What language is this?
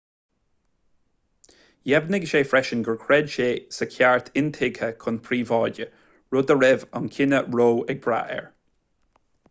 Irish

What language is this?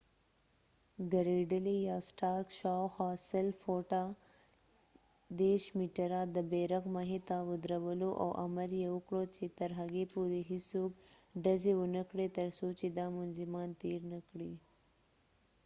Pashto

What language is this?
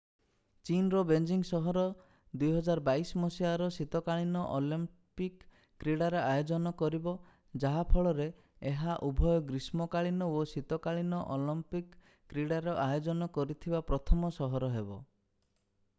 Odia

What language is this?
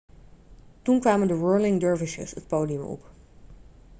Dutch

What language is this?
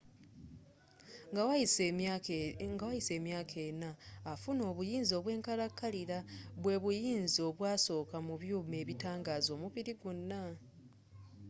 Ganda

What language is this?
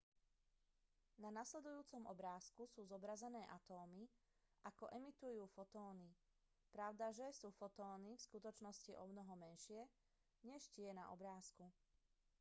Slovak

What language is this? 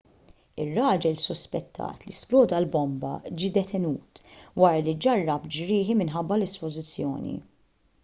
Maltese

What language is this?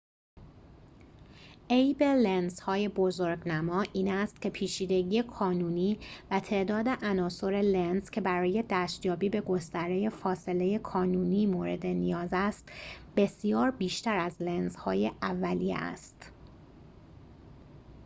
Persian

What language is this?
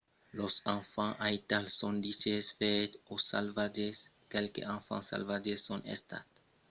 Occitan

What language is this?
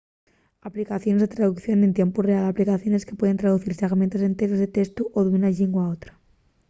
Asturian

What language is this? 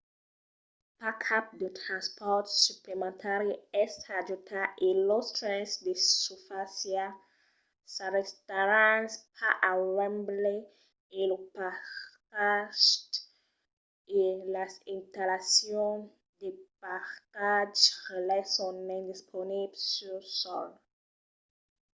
Occitan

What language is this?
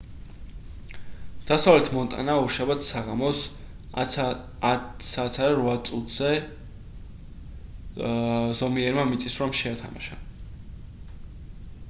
Georgian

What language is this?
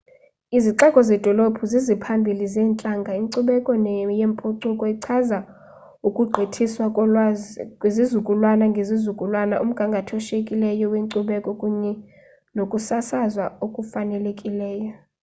Xhosa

